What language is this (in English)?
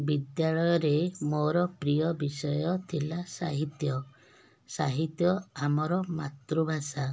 Odia